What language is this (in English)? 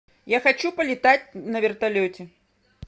Russian